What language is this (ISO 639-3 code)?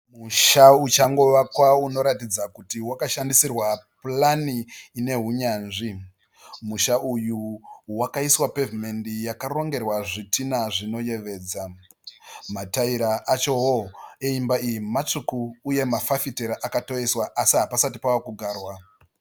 sna